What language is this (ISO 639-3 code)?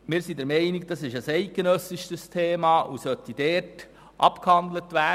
gsw